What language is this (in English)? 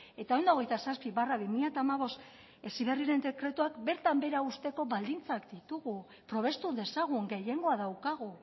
Basque